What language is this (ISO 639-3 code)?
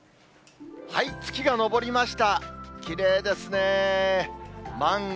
jpn